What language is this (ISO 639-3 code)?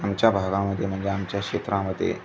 mar